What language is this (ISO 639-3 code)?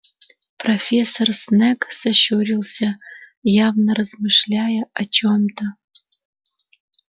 rus